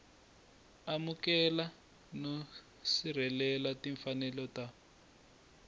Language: Tsonga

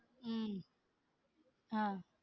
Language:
Tamil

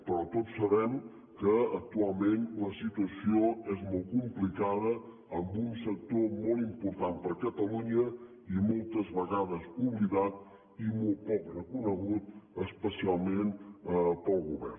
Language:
Catalan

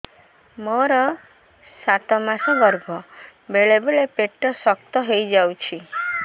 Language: Odia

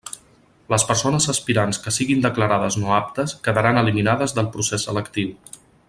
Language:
Catalan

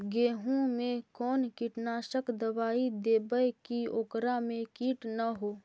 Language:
Magahi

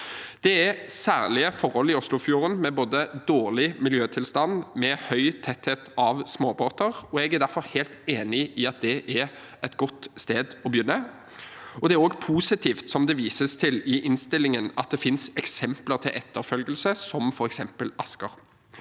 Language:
Norwegian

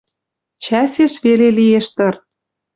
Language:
Western Mari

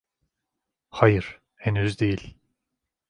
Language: Turkish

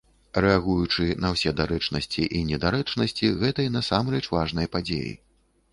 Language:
Belarusian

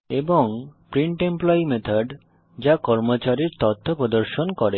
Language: Bangla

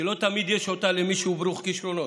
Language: Hebrew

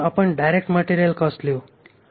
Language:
Marathi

